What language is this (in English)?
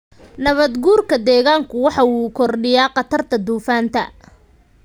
Somali